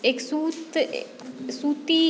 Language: Maithili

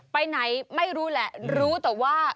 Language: Thai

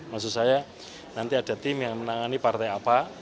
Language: Indonesian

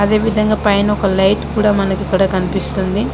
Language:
Telugu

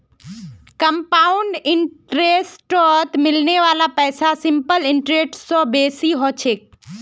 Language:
Magahi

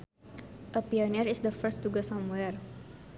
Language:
Sundanese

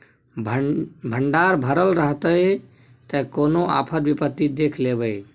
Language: Maithili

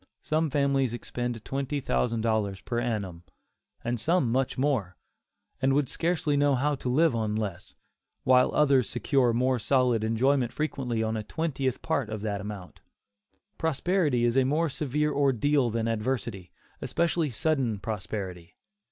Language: English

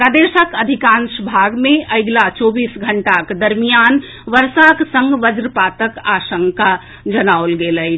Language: Maithili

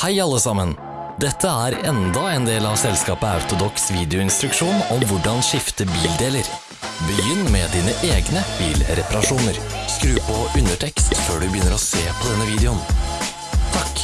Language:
Norwegian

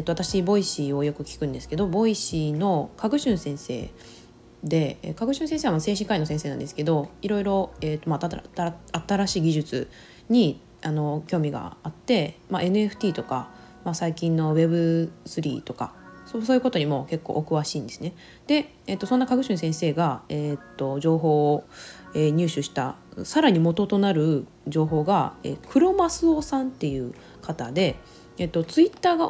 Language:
Japanese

